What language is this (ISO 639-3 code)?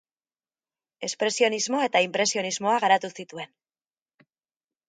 eus